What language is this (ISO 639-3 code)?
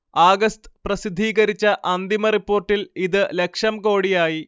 mal